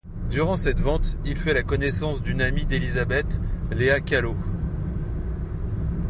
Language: French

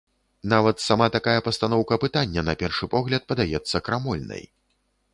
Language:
Belarusian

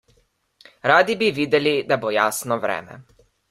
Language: Slovenian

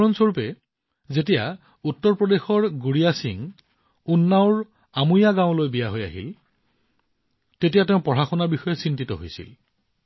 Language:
Assamese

